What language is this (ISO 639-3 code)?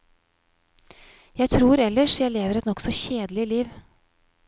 nor